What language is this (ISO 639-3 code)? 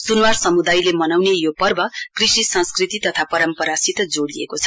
nep